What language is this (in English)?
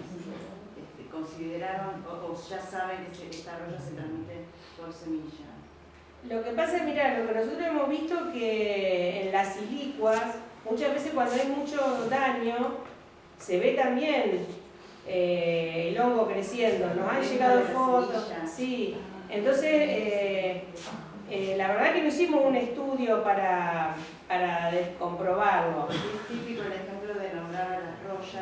Spanish